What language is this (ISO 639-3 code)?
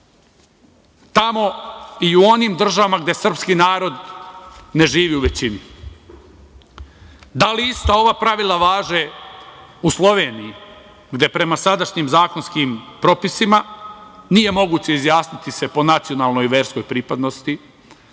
srp